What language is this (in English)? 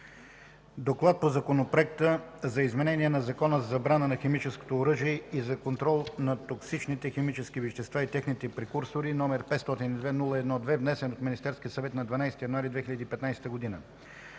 Bulgarian